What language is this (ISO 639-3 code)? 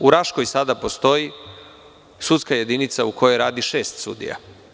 srp